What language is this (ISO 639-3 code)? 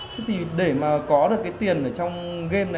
vie